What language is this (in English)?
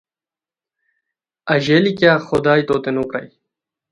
Khowar